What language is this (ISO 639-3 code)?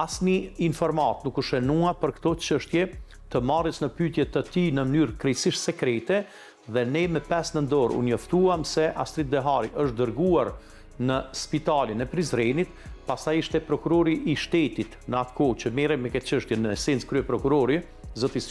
ron